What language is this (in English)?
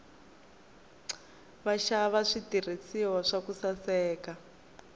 Tsonga